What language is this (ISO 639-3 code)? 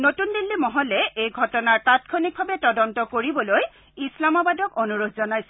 asm